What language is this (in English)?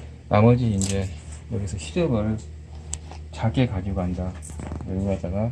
Korean